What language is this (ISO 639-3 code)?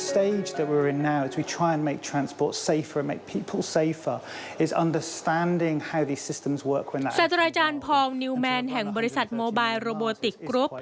tha